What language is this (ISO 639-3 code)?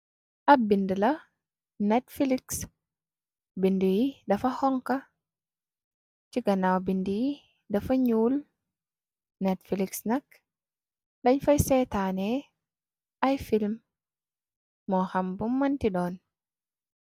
wol